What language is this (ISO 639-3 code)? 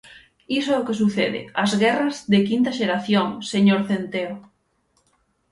glg